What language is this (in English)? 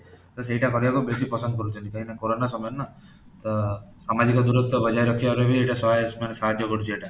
Odia